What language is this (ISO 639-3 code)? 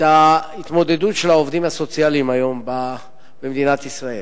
heb